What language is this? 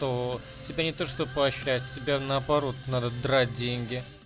Russian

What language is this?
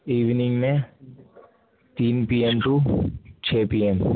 Urdu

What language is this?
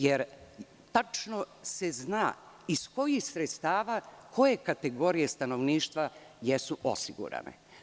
Serbian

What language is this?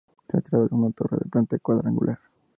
Spanish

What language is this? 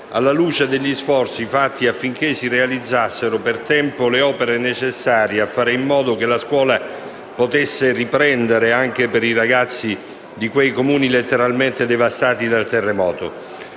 Italian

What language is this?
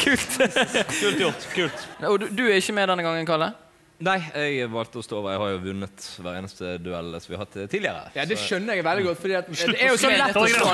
Norwegian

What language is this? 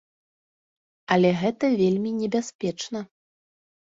Belarusian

